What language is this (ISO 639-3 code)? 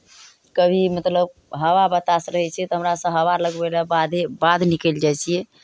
mai